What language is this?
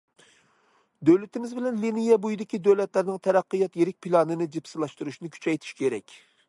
Uyghur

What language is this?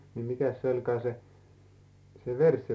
Finnish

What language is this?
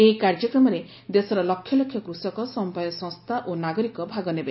Odia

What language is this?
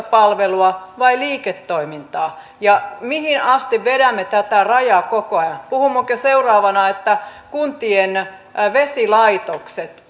Finnish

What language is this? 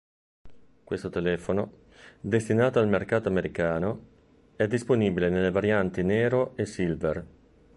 Italian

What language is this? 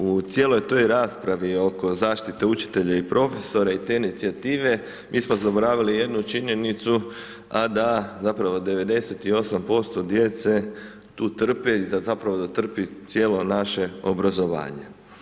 Croatian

